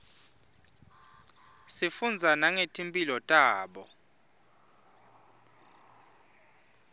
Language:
Swati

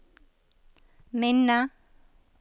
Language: Norwegian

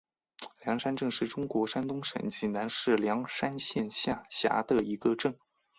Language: Chinese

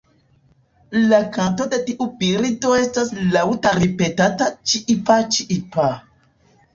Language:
Esperanto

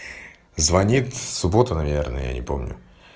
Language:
Russian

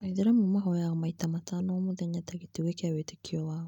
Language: Kikuyu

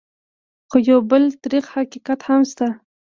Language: Pashto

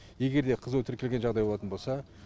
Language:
Kazakh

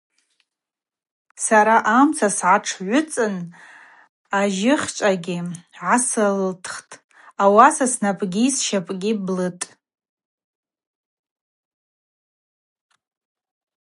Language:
Abaza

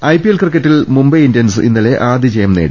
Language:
Malayalam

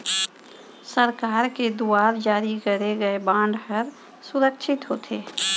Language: Chhattisgarhi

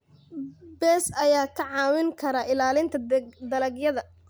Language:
Somali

